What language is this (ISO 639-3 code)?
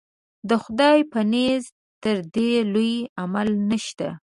pus